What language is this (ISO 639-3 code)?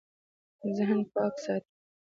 pus